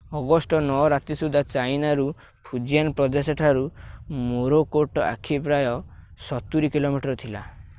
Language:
Odia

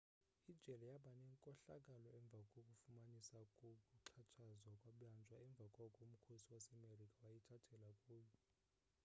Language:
Xhosa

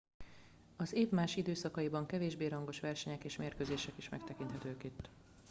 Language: Hungarian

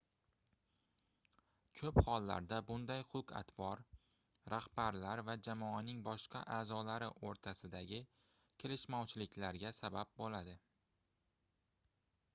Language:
Uzbek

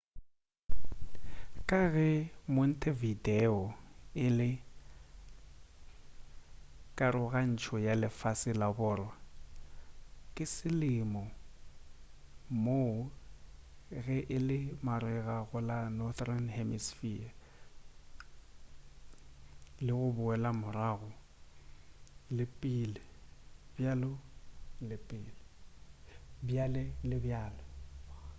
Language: Northern Sotho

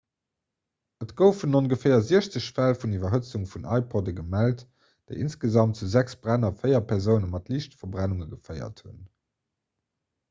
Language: Luxembourgish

